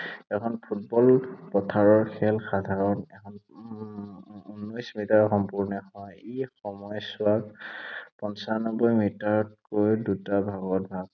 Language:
Assamese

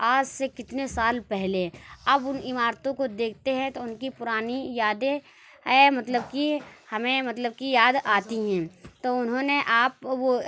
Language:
Urdu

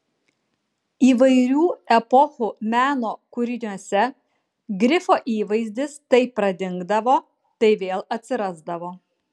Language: Lithuanian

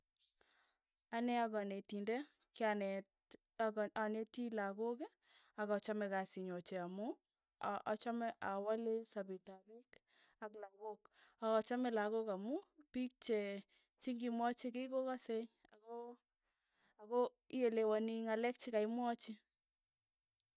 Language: Tugen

